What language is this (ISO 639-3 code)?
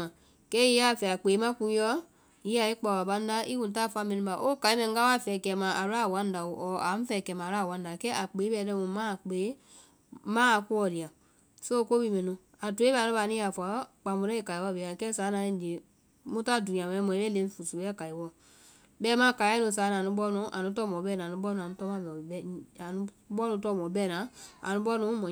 vai